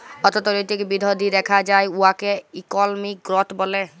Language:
Bangla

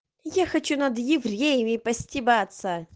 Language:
Russian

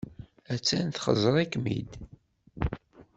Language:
Kabyle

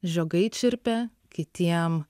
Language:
Lithuanian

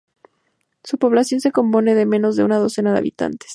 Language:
Spanish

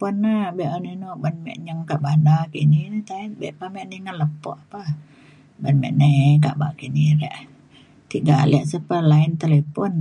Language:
Mainstream Kenyah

